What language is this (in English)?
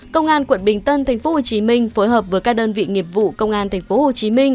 Vietnamese